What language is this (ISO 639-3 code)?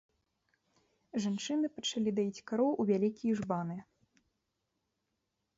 bel